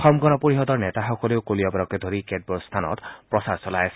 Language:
Assamese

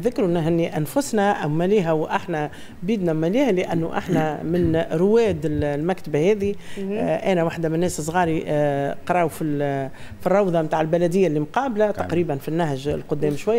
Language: Arabic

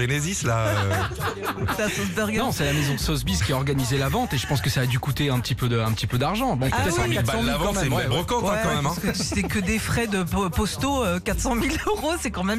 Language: French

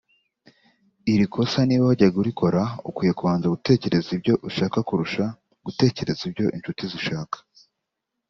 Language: Kinyarwanda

